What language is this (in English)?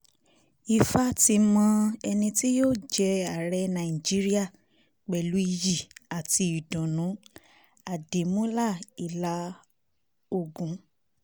Yoruba